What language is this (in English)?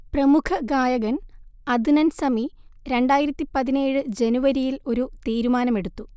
Malayalam